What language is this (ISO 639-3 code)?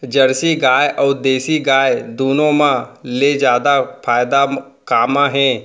hne